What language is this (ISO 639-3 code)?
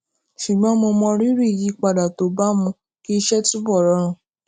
yor